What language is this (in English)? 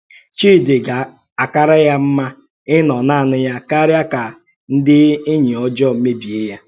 Igbo